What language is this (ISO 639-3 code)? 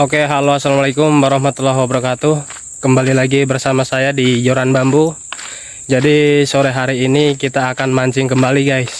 ind